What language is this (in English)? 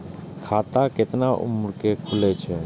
Maithili